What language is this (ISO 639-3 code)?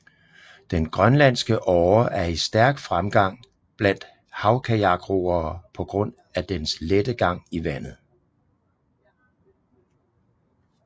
dan